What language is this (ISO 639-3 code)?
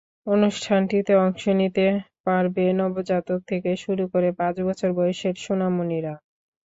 ben